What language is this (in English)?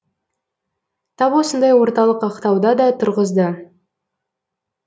Kazakh